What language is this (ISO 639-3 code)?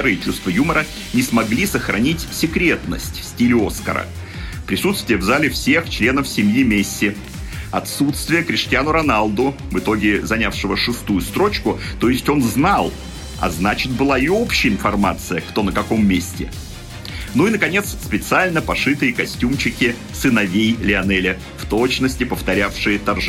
rus